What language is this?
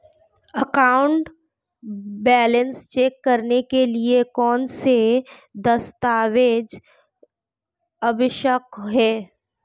Hindi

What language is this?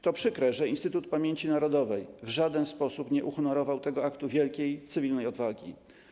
Polish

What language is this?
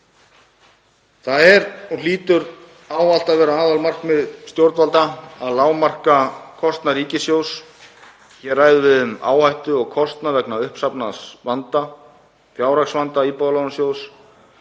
Icelandic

